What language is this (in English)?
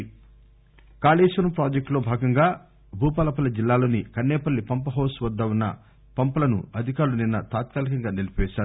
Telugu